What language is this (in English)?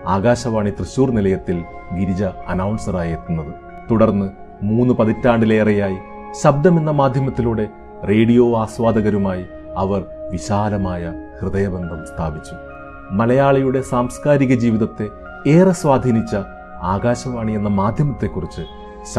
Malayalam